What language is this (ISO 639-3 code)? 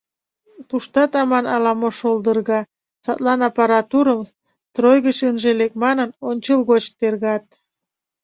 chm